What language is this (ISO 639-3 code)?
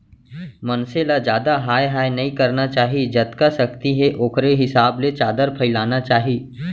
hne